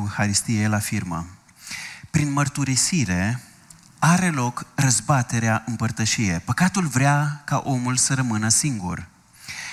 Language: Romanian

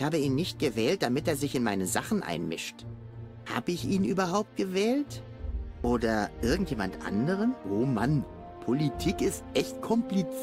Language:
German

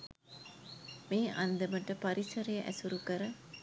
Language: Sinhala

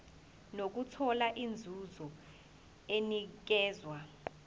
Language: Zulu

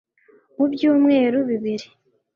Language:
Kinyarwanda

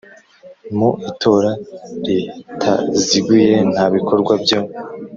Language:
Kinyarwanda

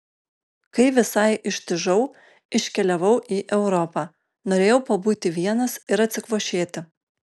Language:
Lithuanian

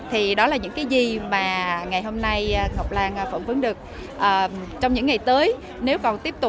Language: Vietnamese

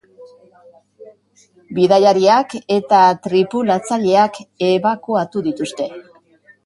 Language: Basque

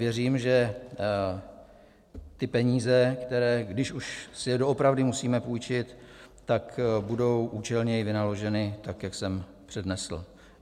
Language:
Czech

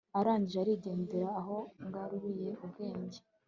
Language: Kinyarwanda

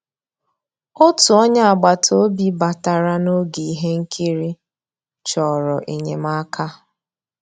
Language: Igbo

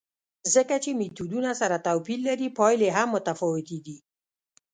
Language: Pashto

